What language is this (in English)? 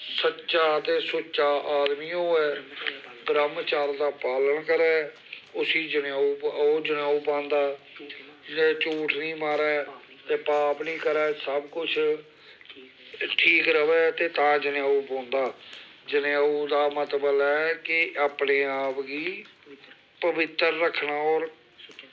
Dogri